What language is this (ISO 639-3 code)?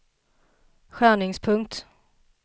swe